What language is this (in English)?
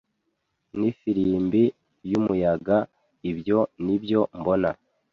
Kinyarwanda